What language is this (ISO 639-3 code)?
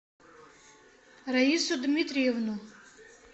rus